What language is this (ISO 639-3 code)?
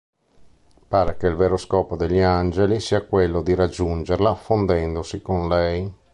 ita